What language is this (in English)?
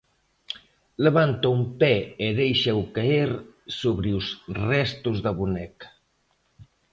Galician